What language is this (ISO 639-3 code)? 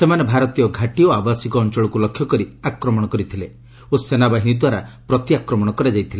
ori